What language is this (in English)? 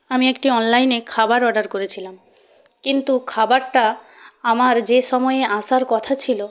Bangla